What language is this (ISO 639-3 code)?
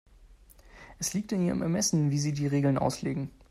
deu